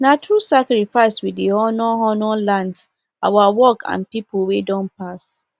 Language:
Nigerian Pidgin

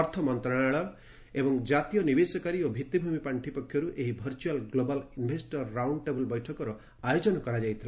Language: Odia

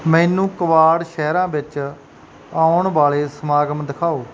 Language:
Punjabi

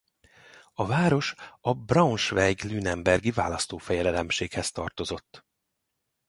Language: Hungarian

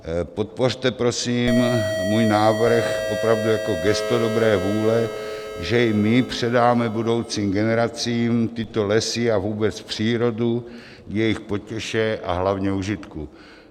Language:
Czech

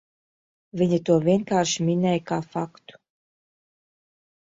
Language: Latvian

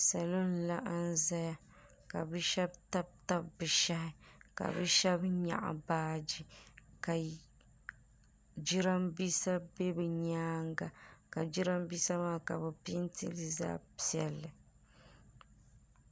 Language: Dagbani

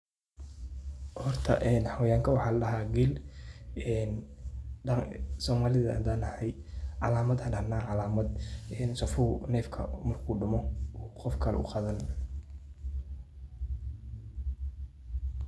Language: Somali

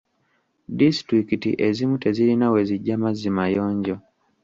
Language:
Ganda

